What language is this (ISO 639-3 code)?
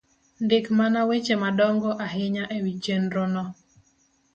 luo